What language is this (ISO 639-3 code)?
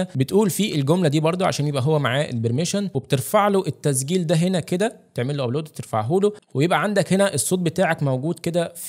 ara